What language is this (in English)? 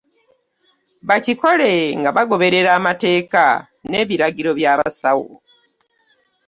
Ganda